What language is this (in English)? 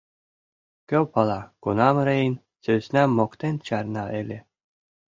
Mari